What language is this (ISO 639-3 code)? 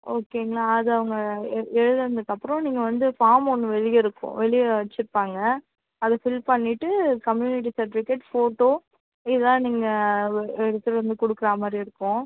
tam